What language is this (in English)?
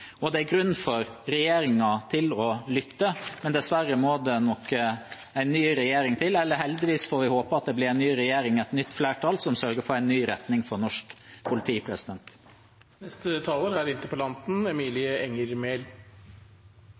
Norwegian Bokmål